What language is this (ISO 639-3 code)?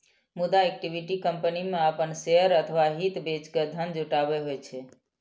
mai